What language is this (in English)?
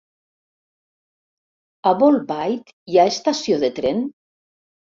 Catalan